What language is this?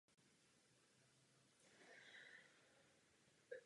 Czech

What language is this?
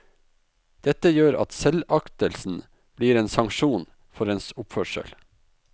Norwegian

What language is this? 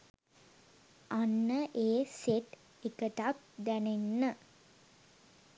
Sinhala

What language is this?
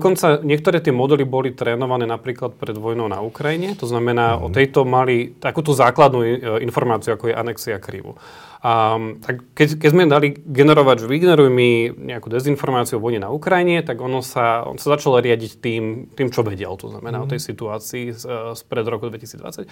Slovak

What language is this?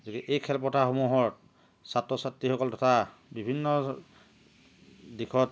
Assamese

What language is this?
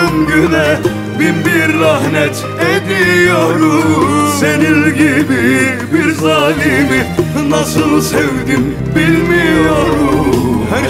Turkish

